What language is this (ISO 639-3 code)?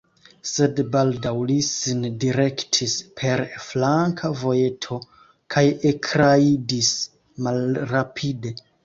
epo